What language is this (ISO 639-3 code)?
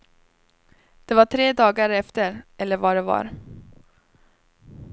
swe